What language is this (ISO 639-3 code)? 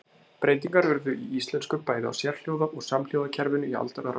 isl